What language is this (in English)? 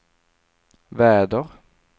Swedish